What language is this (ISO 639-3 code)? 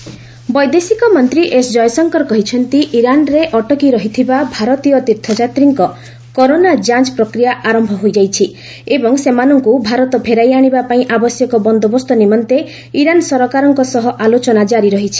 ori